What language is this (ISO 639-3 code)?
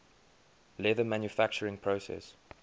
eng